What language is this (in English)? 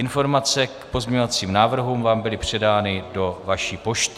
Czech